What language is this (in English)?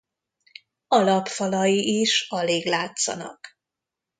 Hungarian